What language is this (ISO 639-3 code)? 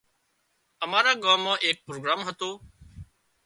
kxp